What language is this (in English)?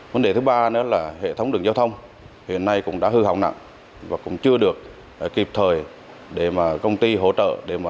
Vietnamese